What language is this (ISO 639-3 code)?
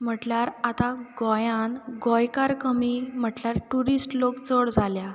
kok